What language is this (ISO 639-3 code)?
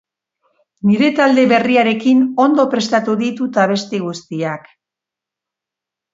eus